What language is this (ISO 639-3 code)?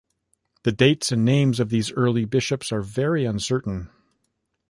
eng